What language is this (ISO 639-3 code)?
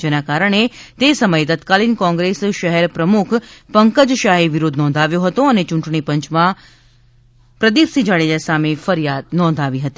guj